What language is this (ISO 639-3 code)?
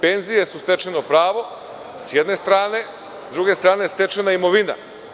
srp